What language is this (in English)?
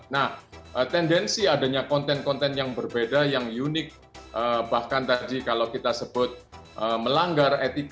Indonesian